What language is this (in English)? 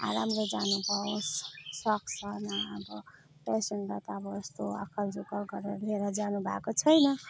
Nepali